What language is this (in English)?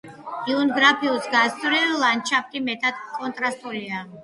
Georgian